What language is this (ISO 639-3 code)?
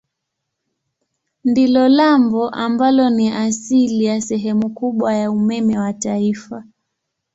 swa